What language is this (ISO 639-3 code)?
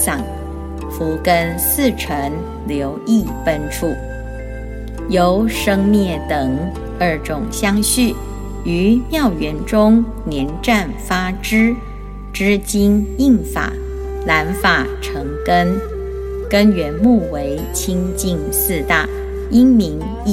zho